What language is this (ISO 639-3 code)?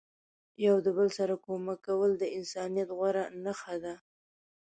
pus